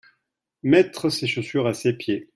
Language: French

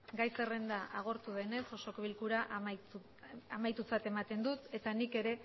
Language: Basque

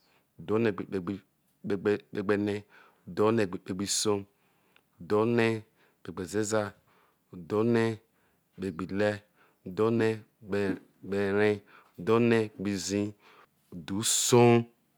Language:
Isoko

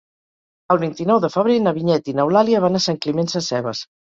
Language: Catalan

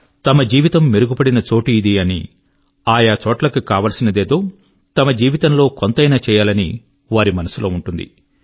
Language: Telugu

